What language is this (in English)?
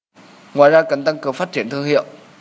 Vietnamese